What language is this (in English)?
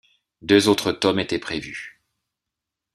French